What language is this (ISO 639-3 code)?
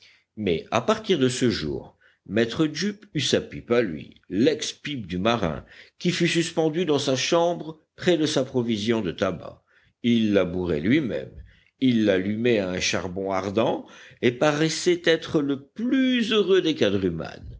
fra